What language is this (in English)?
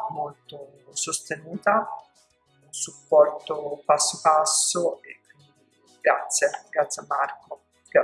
Italian